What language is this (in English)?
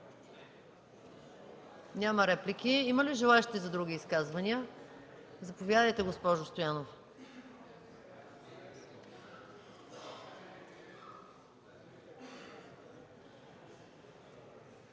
Bulgarian